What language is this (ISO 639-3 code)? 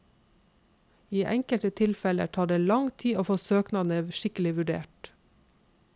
nor